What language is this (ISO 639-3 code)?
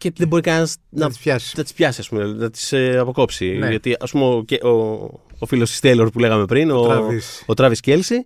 ell